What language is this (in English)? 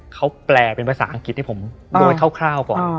Thai